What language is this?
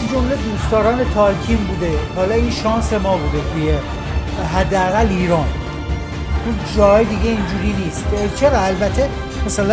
Persian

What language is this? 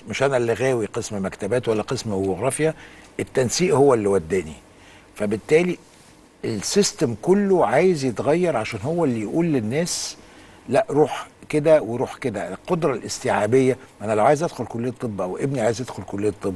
Arabic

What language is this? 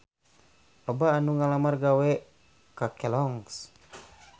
Sundanese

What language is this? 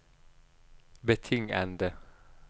Norwegian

